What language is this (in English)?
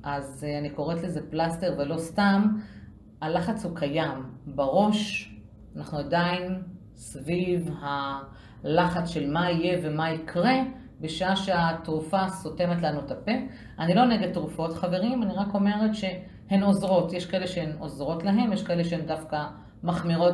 Hebrew